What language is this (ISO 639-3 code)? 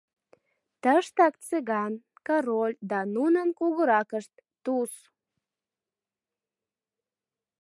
chm